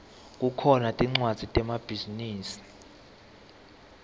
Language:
Swati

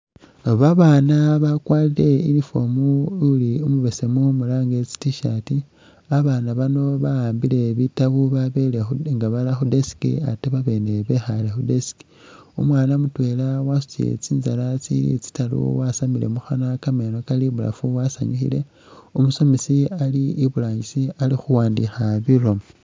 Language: Masaaba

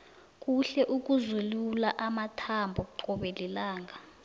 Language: South Ndebele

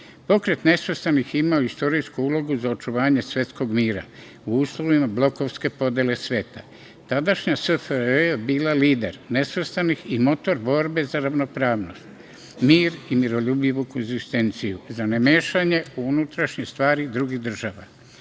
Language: Serbian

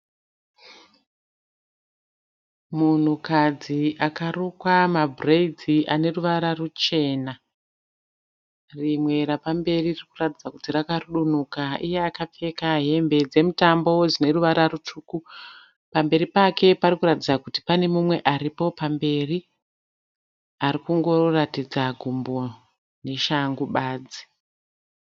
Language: Shona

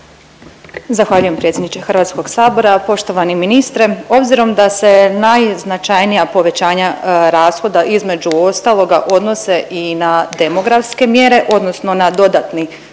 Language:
Croatian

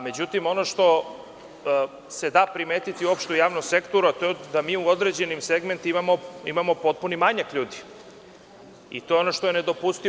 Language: Serbian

